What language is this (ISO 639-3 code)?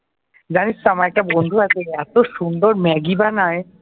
ben